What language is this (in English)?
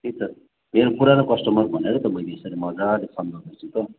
Nepali